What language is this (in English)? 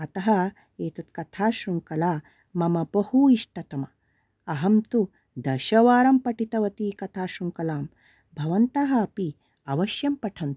Sanskrit